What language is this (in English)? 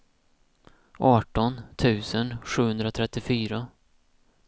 Swedish